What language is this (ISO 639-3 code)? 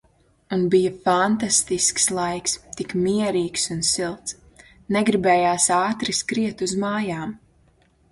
lav